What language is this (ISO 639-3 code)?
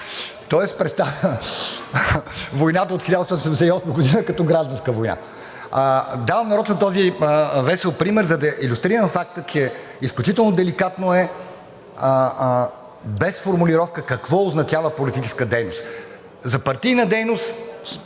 bul